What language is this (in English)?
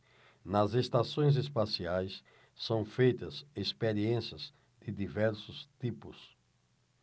Portuguese